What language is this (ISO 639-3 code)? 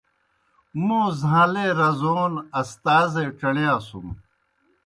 plk